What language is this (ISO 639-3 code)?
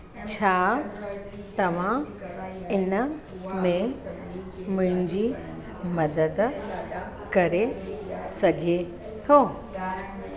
snd